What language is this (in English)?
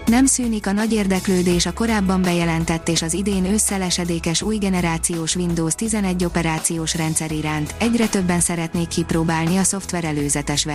Hungarian